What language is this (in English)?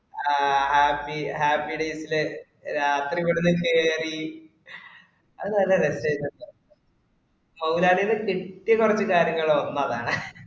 Malayalam